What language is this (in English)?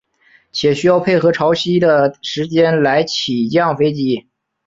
Chinese